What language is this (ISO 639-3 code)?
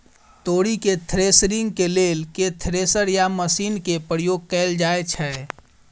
mai